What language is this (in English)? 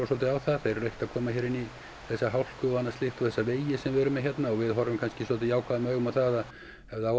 Icelandic